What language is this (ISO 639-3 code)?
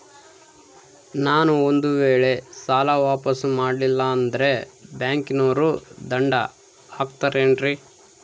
kan